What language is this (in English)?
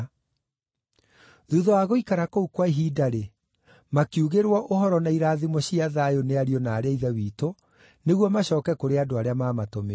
Kikuyu